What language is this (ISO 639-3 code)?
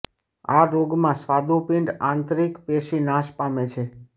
guj